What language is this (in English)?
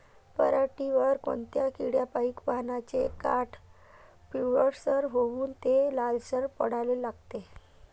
Marathi